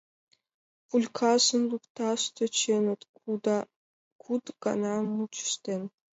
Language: Mari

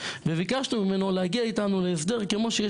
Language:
Hebrew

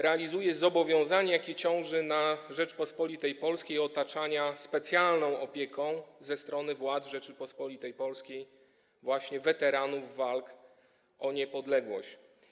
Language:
Polish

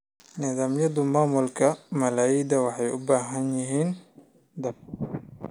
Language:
Somali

